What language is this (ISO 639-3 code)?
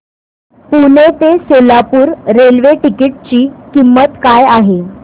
mar